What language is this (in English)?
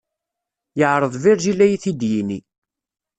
Kabyle